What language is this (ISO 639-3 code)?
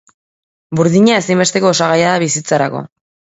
eus